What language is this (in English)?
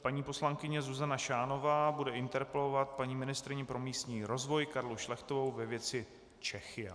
Czech